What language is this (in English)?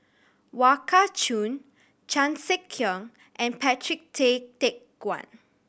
English